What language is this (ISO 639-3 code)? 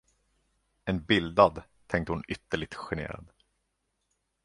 swe